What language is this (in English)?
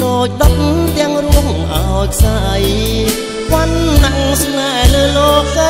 Thai